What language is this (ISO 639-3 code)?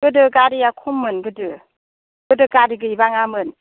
brx